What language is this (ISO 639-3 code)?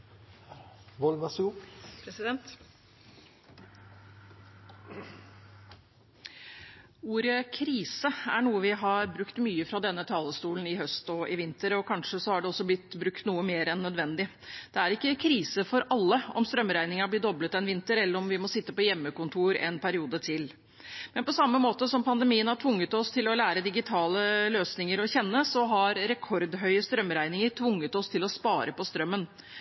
nob